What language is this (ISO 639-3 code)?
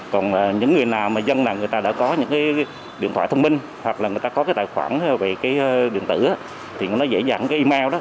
vie